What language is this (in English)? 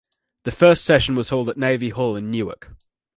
English